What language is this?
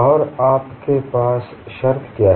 Hindi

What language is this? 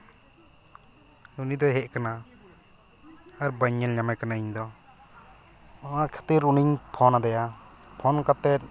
Santali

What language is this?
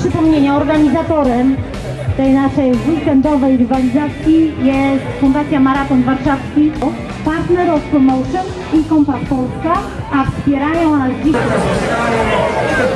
Polish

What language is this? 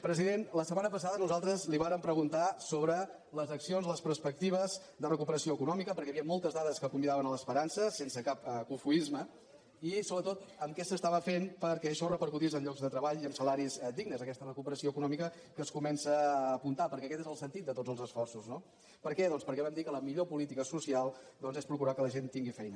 Catalan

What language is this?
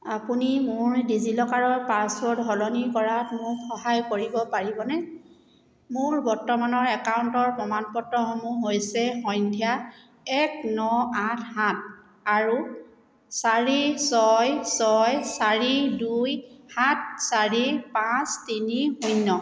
Assamese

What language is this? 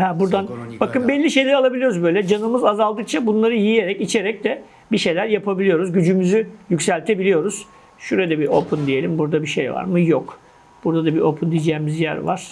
Turkish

